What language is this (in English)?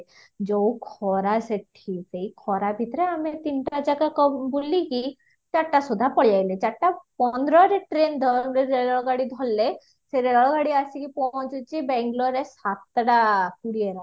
Odia